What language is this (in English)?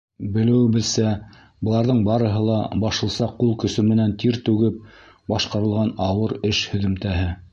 Bashkir